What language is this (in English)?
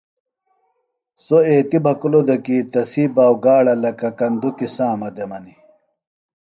Phalura